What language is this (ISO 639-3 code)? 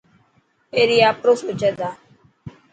mki